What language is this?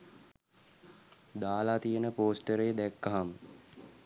Sinhala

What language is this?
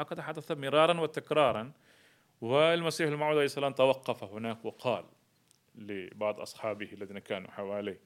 Arabic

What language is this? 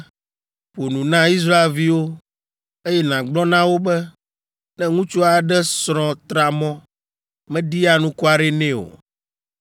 Ewe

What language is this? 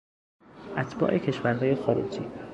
Persian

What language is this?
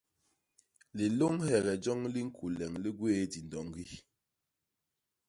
Basaa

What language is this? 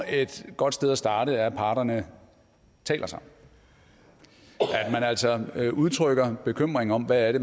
Danish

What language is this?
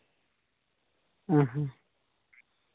Santali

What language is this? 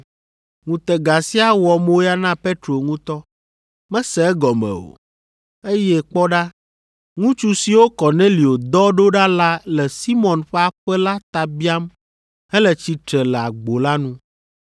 Ewe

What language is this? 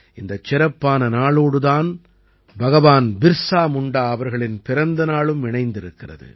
Tamil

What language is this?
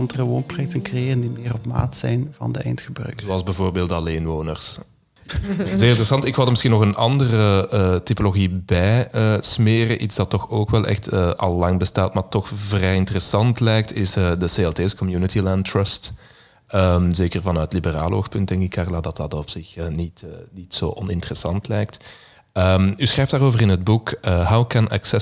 Dutch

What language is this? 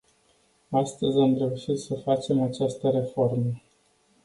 Romanian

